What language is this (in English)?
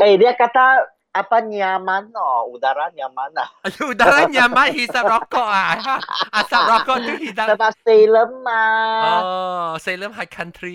Malay